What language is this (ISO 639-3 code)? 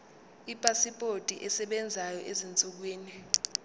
zul